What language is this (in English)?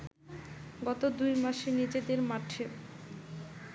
Bangla